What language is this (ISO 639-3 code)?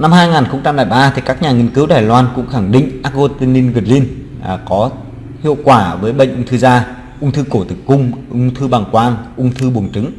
vie